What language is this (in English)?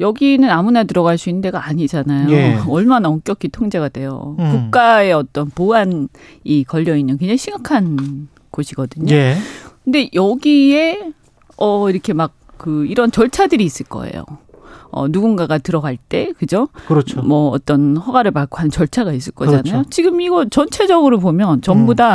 Korean